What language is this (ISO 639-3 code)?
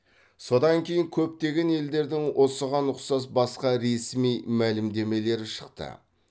kaz